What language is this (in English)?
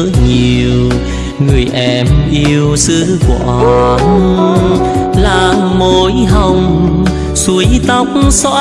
Vietnamese